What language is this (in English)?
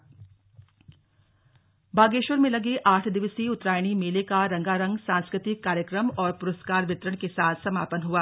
Hindi